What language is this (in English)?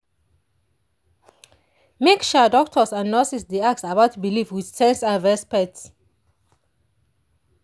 Nigerian Pidgin